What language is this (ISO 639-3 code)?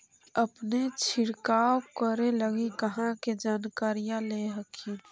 mag